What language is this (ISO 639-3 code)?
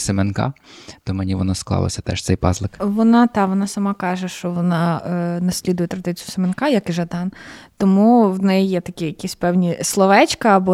ukr